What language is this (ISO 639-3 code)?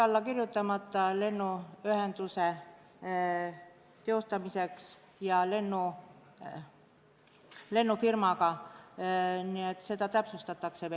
est